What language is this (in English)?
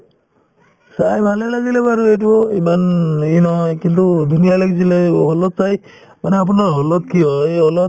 Assamese